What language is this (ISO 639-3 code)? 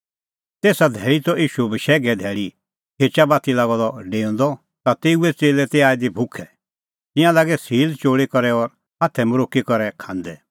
kfx